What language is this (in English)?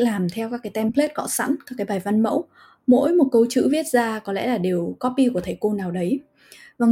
Vietnamese